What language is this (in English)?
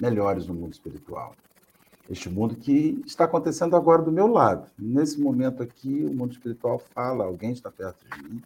Portuguese